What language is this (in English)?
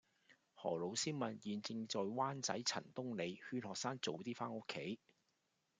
Cantonese